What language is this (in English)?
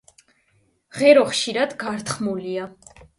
Georgian